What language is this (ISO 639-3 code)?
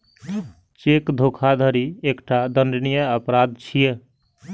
mai